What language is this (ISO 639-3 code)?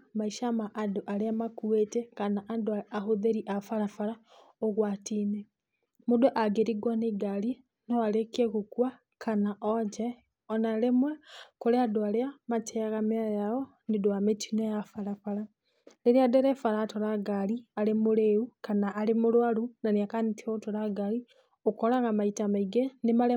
kik